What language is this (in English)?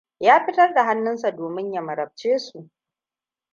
Hausa